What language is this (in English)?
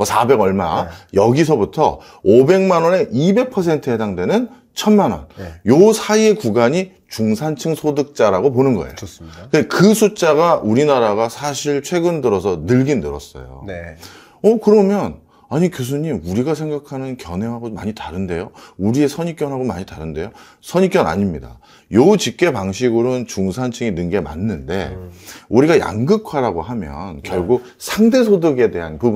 Korean